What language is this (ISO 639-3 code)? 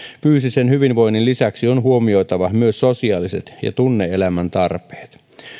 fin